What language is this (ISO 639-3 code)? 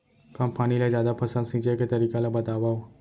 hne